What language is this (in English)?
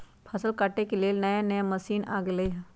Magahi